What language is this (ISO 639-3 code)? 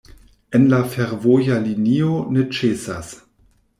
epo